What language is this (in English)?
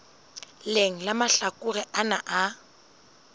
Southern Sotho